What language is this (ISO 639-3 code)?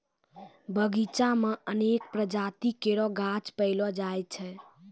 mai